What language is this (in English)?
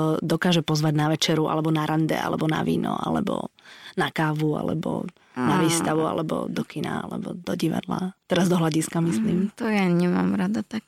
Slovak